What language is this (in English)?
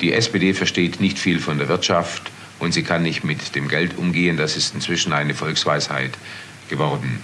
German